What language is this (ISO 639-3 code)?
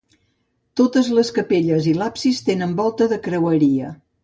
cat